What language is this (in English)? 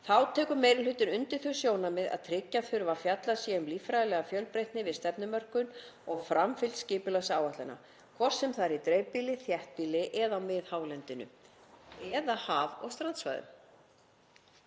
Icelandic